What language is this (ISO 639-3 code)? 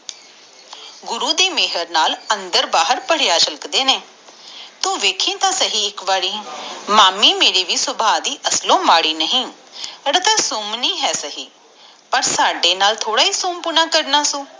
pan